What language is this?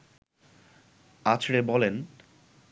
Bangla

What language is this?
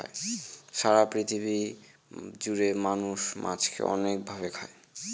Bangla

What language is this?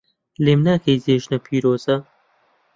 Central Kurdish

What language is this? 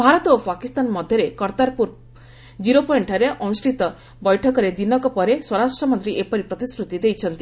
Odia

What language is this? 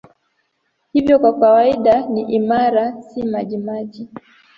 Swahili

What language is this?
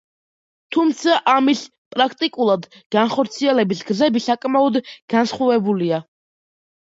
Georgian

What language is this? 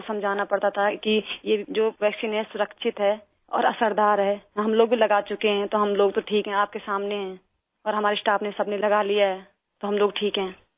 Urdu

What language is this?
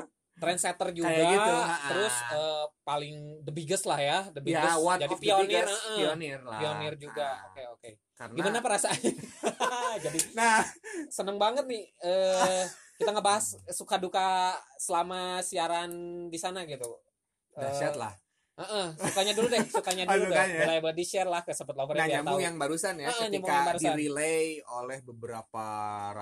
Indonesian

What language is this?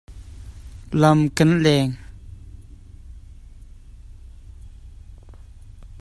Hakha Chin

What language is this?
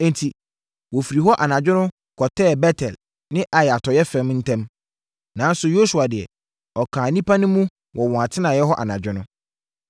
Akan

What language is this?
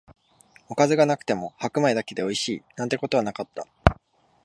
Japanese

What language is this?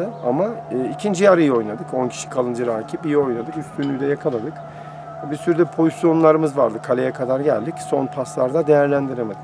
Turkish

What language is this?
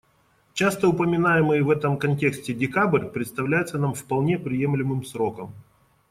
Russian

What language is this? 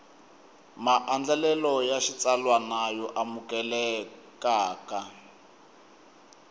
Tsonga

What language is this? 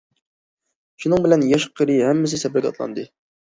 Uyghur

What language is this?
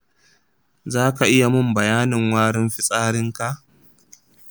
Hausa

